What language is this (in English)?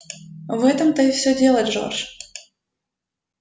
Russian